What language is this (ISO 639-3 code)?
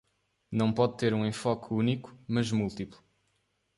por